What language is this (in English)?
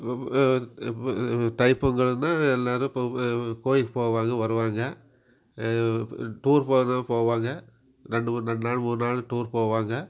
Tamil